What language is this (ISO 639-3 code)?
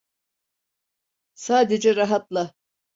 tur